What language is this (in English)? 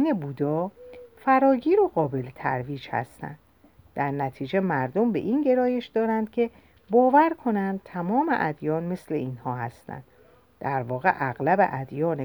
Persian